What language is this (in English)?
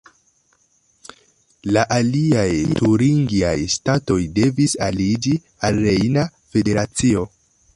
Esperanto